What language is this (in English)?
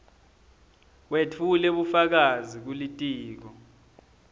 Swati